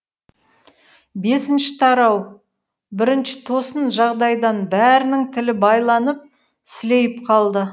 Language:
Kazakh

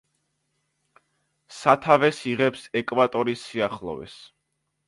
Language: Georgian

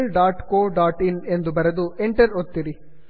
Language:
Kannada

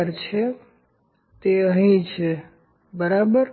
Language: Gujarati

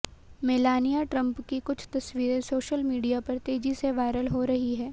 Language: Hindi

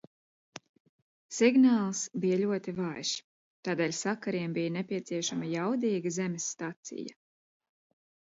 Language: Latvian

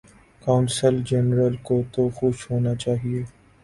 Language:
Urdu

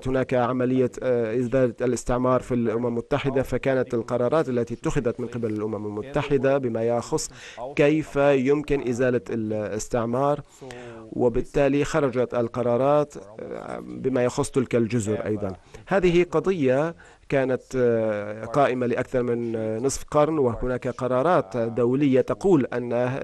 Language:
Arabic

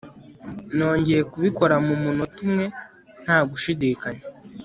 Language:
Kinyarwanda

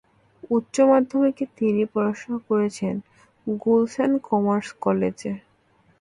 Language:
Bangla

